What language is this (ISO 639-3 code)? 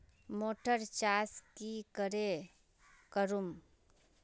mag